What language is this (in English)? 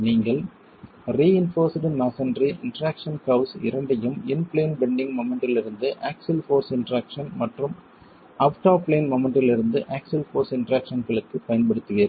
Tamil